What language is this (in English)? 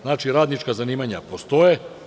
Serbian